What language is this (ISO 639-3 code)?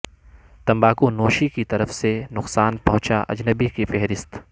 urd